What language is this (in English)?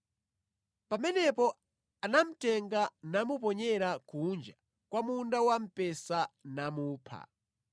Nyanja